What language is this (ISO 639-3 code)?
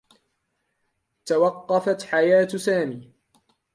ara